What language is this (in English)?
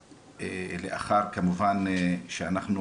Hebrew